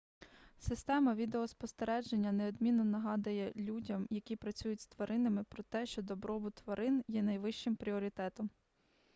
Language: Ukrainian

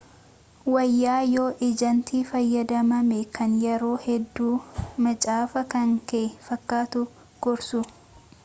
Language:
Oromo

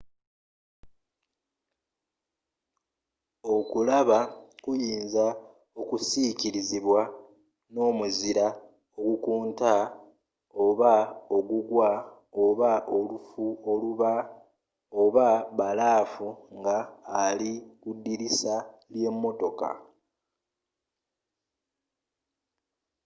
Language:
Ganda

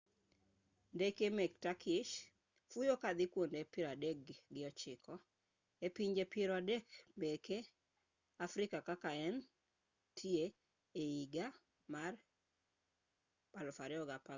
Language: Luo (Kenya and Tanzania)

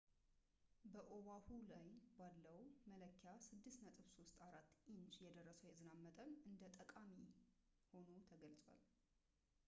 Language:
Amharic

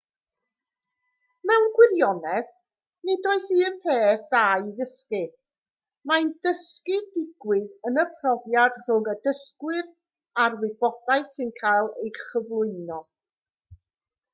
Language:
Welsh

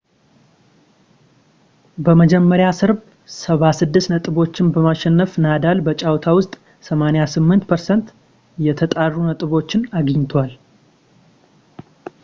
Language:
Amharic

